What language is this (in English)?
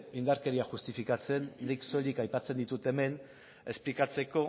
Basque